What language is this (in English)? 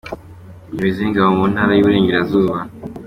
Kinyarwanda